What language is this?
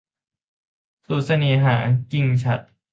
Thai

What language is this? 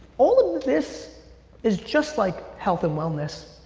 English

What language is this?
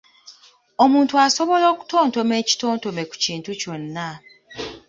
Ganda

